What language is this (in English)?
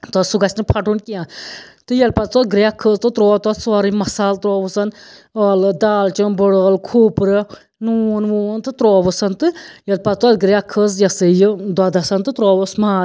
Kashmiri